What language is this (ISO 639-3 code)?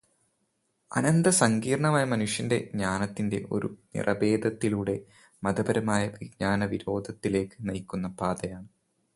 mal